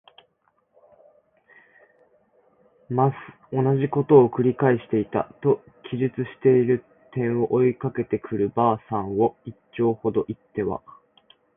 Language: Japanese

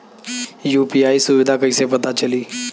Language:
Bhojpuri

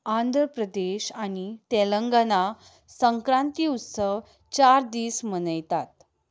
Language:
Konkani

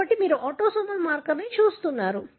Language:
Telugu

